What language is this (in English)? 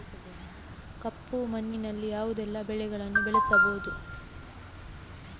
Kannada